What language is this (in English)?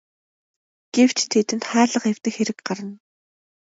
Mongolian